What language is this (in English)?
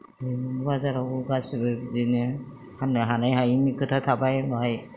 Bodo